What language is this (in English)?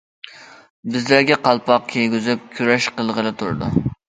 Uyghur